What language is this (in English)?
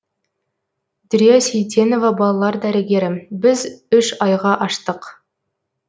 Kazakh